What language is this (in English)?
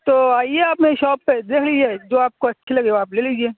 Urdu